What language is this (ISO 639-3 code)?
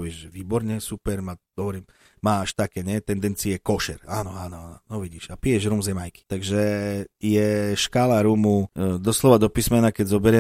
slk